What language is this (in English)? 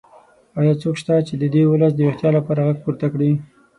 Pashto